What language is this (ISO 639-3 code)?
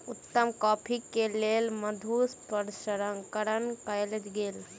mai